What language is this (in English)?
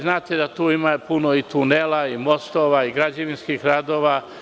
Serbian